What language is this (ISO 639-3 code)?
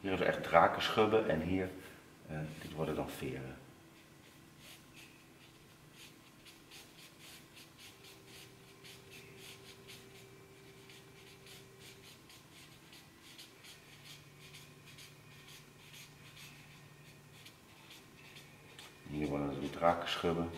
nld